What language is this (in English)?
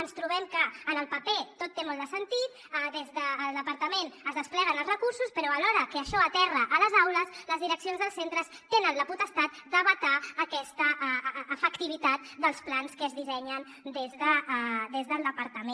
Catalan